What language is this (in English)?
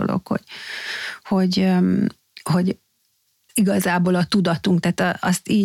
Hungarian